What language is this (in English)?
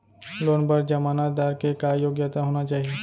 Chhattisgarhi